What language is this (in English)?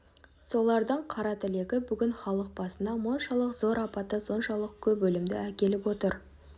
Kazakh